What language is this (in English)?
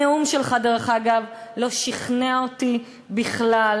Hebrew